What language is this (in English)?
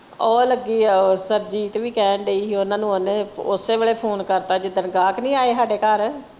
Punjabi